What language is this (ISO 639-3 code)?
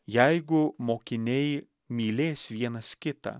lit